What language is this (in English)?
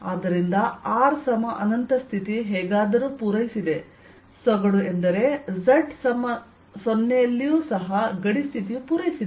Kannada